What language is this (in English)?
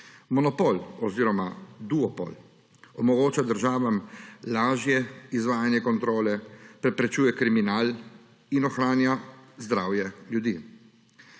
Slovenian